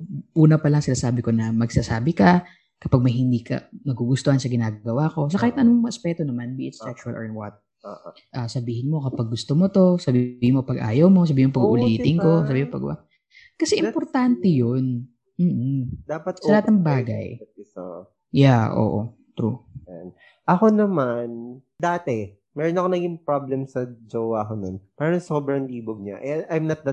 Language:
Filipino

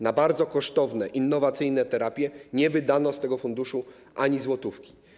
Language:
Polish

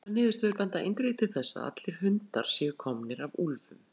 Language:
Icelandic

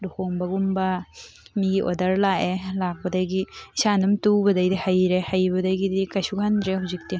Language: Manipuri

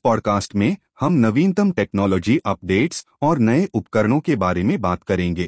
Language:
Hindi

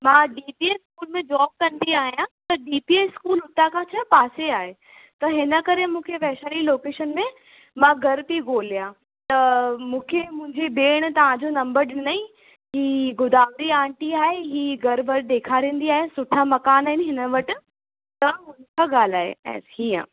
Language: Sindhi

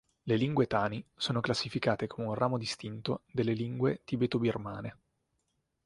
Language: Italian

